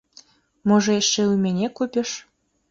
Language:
Belarusian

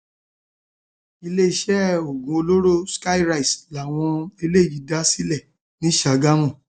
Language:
Yoruba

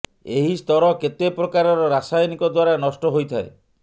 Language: Odia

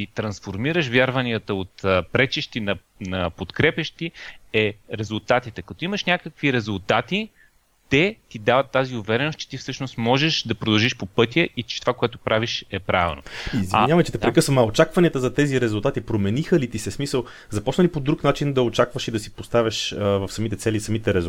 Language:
Bulgarian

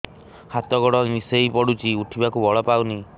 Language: Odia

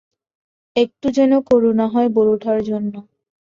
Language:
Bangla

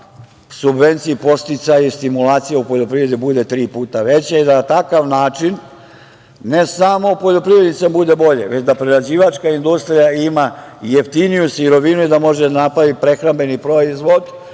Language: Serbian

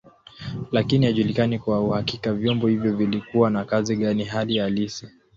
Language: Swahili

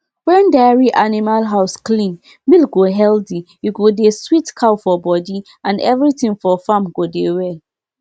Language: Nigerian Pidgin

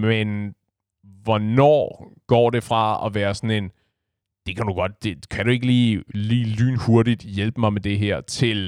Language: Danish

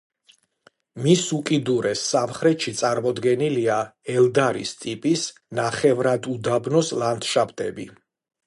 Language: Georgian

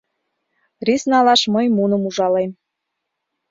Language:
Mari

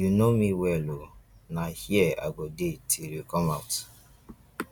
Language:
Nigerian Pidgin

